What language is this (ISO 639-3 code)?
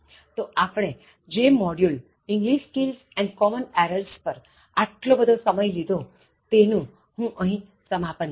guj